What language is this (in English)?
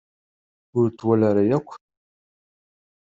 Kabyle